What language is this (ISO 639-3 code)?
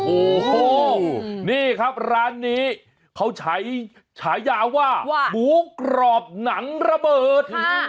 tha